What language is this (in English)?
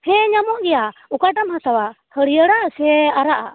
Santali